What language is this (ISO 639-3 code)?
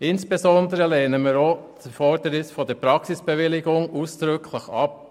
gsw